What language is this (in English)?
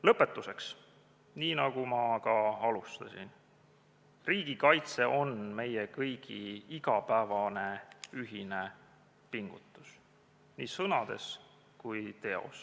Estonian